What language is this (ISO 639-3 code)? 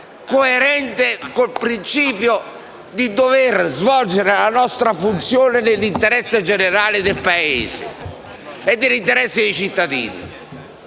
ita